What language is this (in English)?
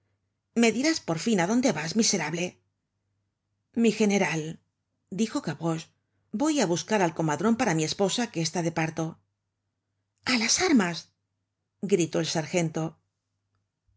Spanish